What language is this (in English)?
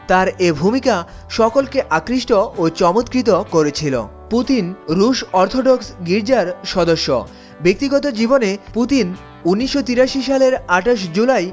Bangla